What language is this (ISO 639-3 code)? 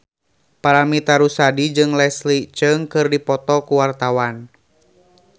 sun